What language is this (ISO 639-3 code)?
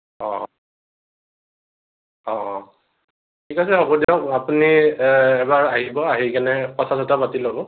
asm